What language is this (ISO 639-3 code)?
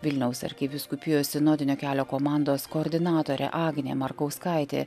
lit